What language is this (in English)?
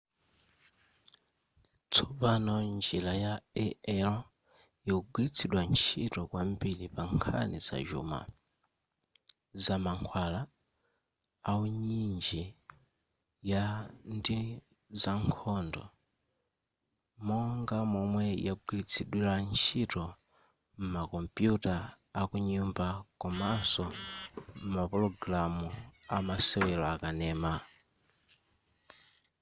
Nyanja